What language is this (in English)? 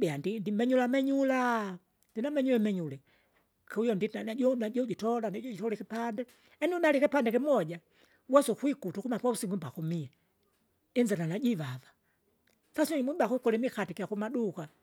Kinga